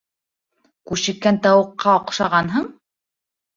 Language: Bashkir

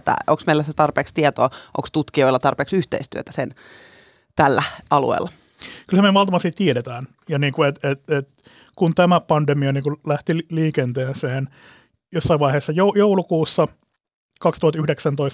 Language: Finnish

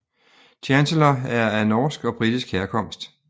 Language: Danish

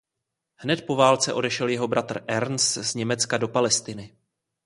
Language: Czech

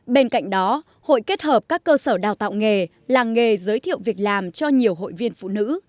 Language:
Vietnamese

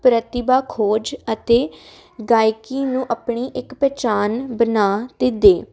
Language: Punjabi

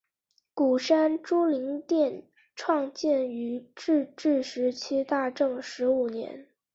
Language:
Chinese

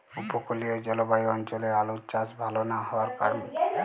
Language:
Bangla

